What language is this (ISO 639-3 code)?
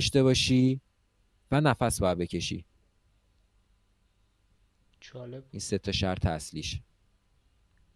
fas